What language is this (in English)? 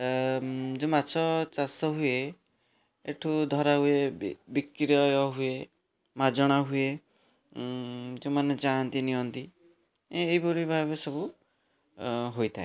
Odia